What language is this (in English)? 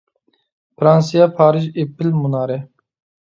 Uyghur